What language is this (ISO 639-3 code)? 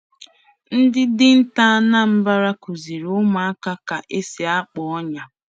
ibo